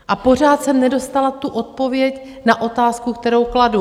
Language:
Czech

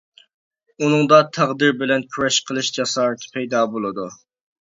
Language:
Uyghur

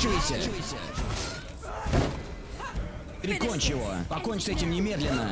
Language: Russian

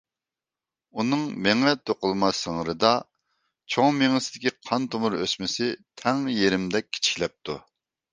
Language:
Uyghur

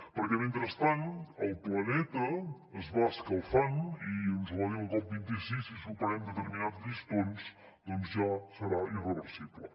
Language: Catalan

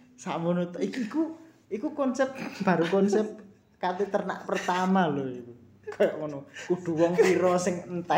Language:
Indonesian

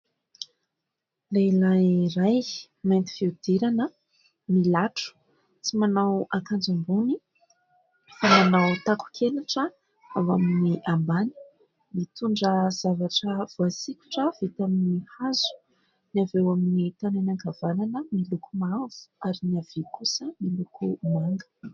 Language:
Malagasy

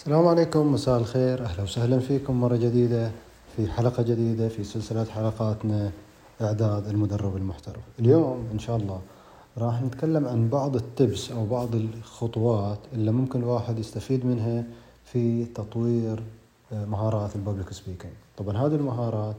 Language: Arabic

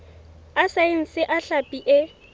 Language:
Southern Sotho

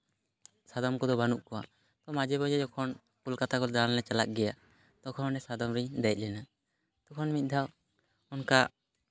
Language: Santali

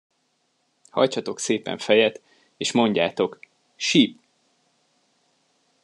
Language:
Hungarian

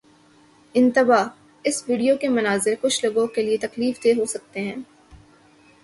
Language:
Urdu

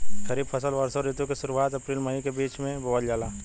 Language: Bhojpuri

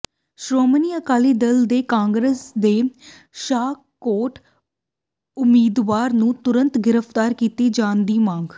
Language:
Punjabi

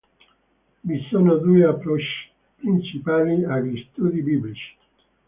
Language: Italian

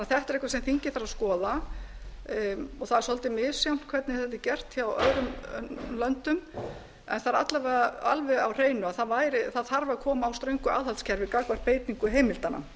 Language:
Icelandic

